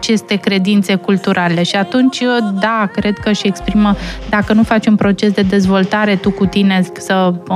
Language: Romanian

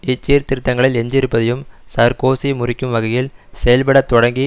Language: Tamil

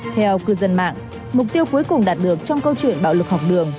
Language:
Vietnamese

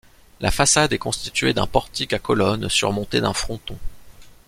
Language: French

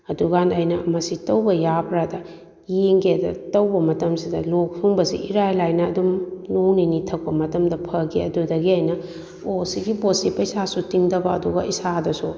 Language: Manipuri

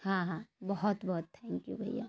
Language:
Urdu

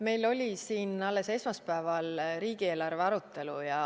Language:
Estonian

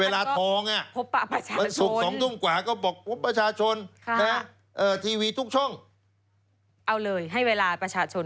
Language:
Thai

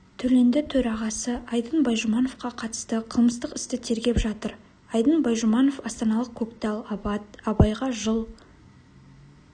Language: Kazakh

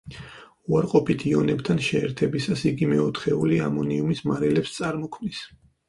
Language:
Georgian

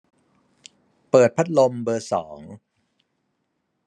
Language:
Thai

